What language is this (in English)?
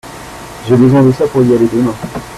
French